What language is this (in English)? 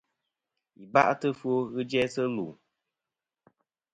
Kom